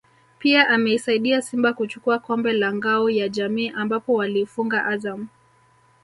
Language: Swahili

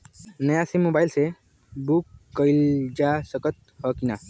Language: Bhojpuri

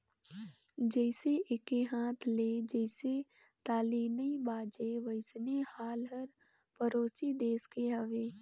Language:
Chhattisgarhi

